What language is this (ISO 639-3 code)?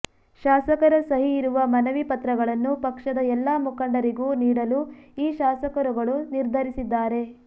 kan